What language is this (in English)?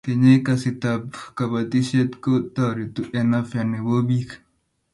Kalenjin